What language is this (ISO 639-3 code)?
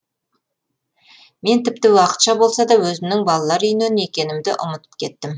kaz